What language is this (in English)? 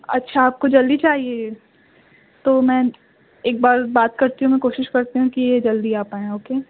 Urdu